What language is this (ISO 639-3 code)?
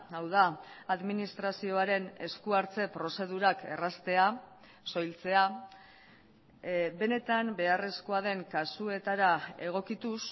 eus